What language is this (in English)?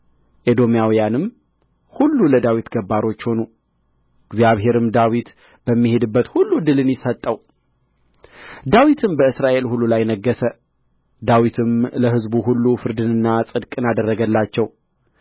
Amharic